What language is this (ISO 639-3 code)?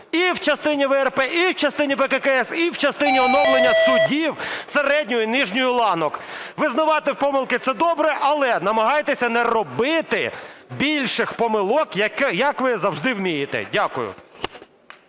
ukr